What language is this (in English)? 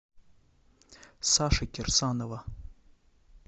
Russian